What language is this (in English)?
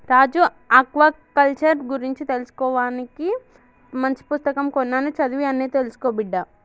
Telugu